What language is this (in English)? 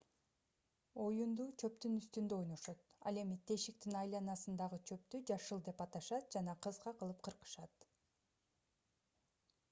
Kyrgyz